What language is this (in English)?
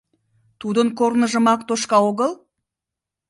Mari